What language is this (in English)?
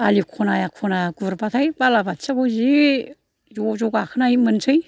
Bodo